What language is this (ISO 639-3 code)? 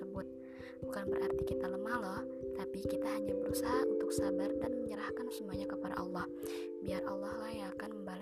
ind